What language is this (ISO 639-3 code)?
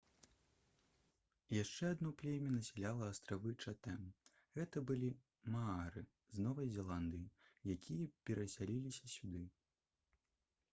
bel